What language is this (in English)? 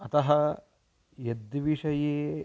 Sanskrit